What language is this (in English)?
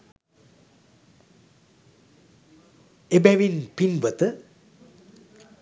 Sinhala